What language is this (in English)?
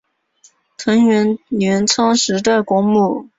Chinese